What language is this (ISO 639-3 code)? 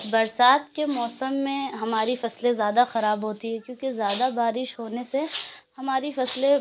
urd